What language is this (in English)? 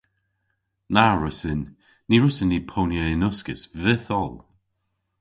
Cornish